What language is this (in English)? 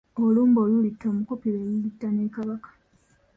Ganda